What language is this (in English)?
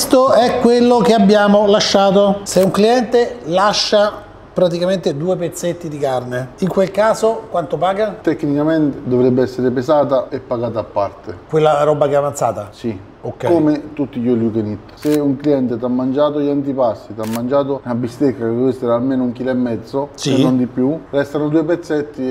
Italian